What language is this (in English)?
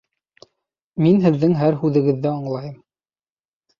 Bashkir